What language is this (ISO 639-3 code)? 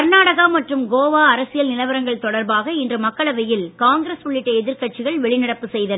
tam